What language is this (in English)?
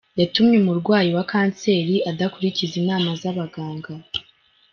Kinyarwanda